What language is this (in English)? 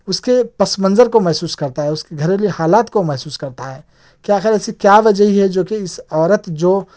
Urdu